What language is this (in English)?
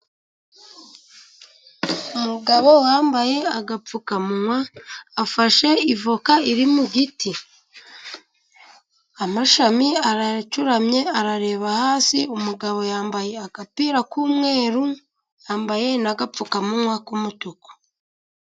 Kinyarwanda